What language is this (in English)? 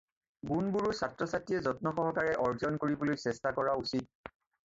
Assamese